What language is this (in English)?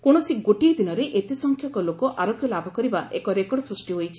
Odia